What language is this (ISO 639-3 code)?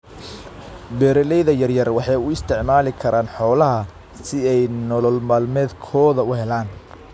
som